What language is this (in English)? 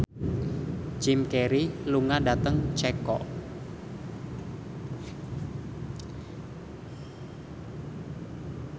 Javanese